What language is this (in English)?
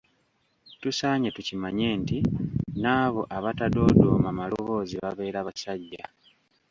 Ganda